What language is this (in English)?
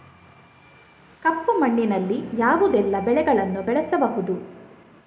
Kannada